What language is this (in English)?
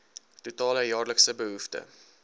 Afrikaans